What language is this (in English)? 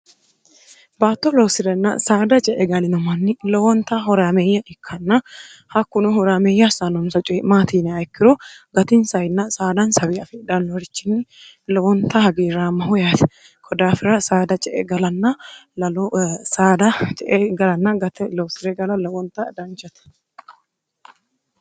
Sidamo